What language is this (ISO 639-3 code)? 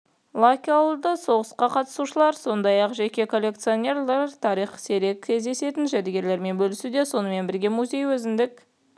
kaz